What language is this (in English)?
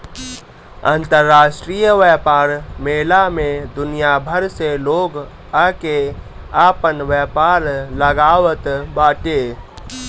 Bhojpuri